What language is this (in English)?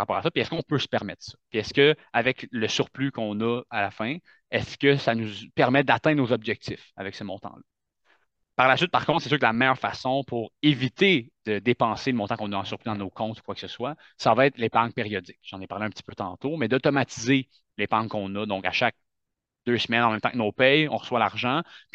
French